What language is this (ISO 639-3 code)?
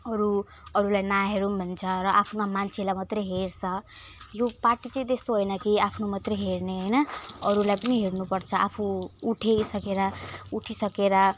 nep